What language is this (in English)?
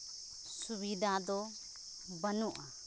Santali